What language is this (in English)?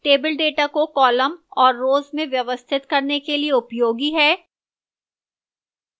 Hindi